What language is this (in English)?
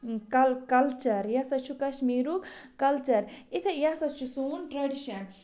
Kashmiri